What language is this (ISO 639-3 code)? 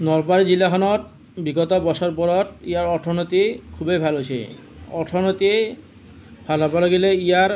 asm